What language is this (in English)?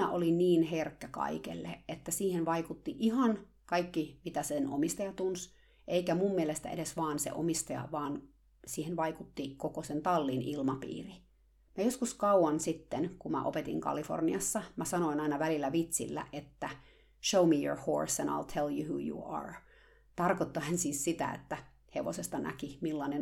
Finnish